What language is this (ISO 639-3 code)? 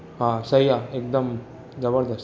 snd